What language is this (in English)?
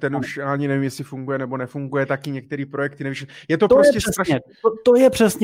Czech